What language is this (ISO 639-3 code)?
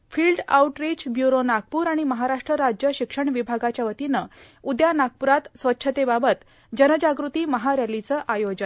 mar